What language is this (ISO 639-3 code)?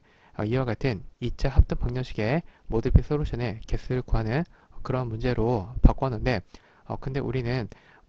kor